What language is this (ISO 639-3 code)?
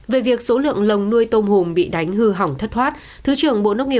vie